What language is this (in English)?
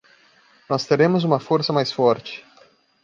Portuguese